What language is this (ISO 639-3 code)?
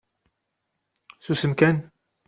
kab